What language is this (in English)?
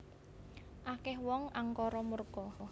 Javanese